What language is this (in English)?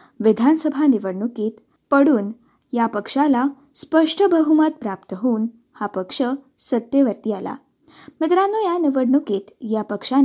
Marathi